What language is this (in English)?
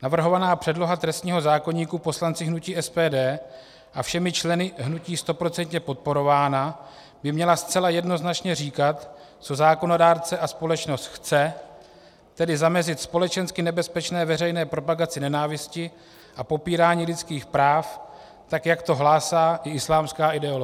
Czech